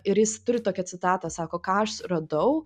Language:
Lithuanian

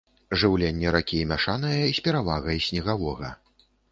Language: Belarusian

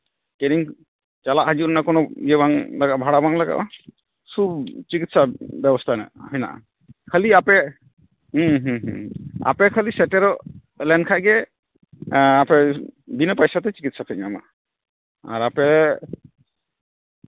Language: Santali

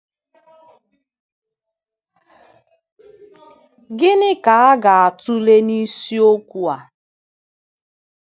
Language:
Igbo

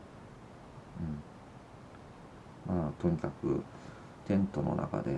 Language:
Japanese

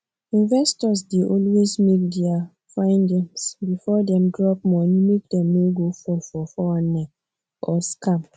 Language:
Nigerian Pidgin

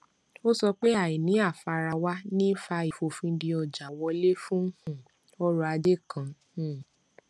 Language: Yoruba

